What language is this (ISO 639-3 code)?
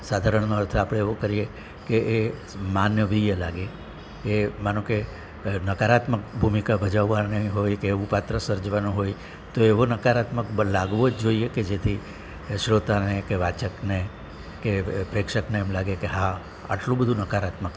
guj